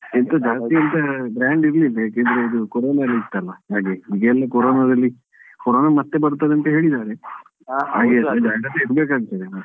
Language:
Kannada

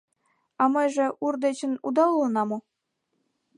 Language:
Mari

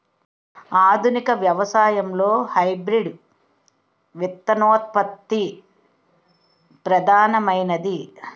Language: Telugu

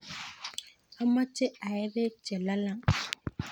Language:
Kalenjin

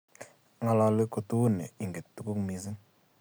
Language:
Kalenjin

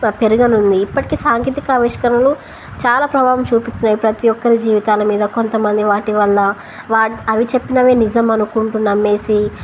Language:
Telugu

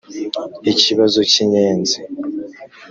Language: Kinyarwanda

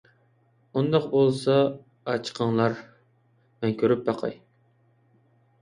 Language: Uyghur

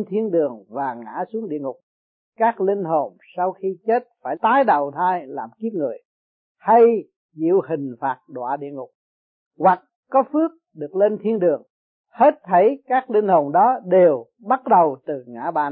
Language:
Vietnamese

